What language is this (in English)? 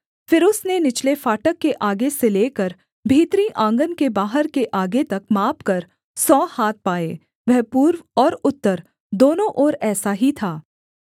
Hindi